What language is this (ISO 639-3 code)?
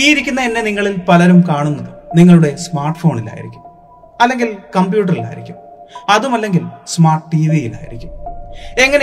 mal